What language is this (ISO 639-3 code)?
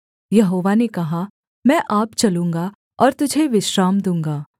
hin